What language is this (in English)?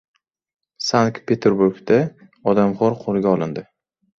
Uzbek